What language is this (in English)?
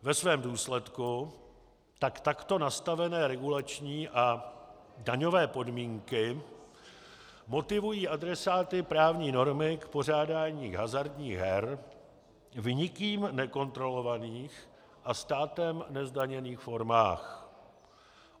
Czech